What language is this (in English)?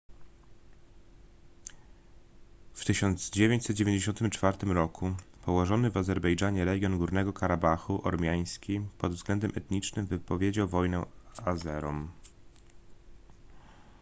Polish